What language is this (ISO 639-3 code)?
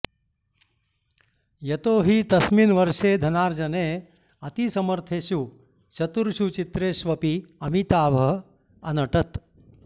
san